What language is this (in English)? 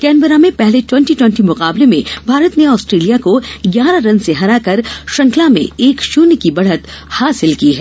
Hindi